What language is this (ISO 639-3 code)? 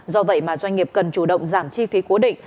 vie